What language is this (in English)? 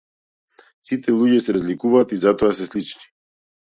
Macedonian